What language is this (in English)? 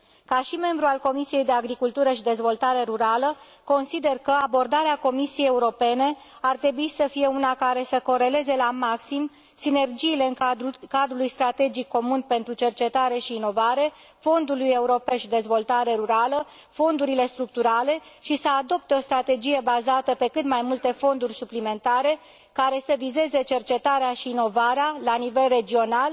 Romanian